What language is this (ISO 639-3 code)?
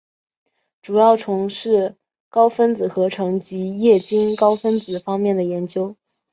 zho